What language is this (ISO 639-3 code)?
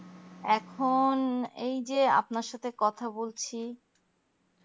ben